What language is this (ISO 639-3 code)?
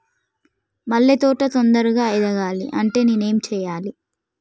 tel